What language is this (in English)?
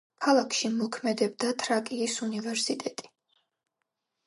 Georgian